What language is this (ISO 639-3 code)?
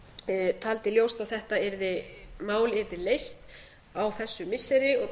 isl